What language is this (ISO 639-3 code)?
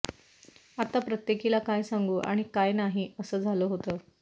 mar